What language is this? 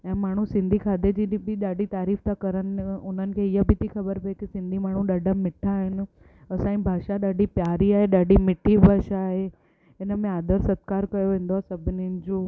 Sindhi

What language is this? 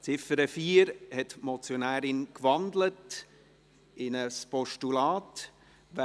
Swiss German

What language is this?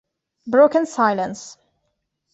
Italian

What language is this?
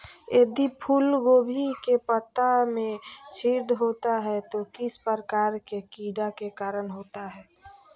Magahi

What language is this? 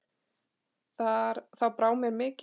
Icelandic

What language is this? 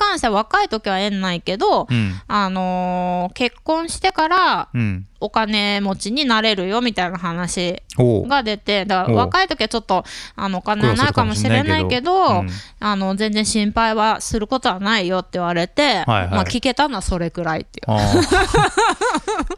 Japanese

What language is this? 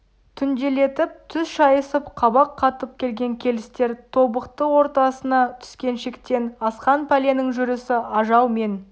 Kazakh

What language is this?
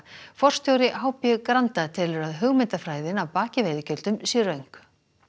Icelandic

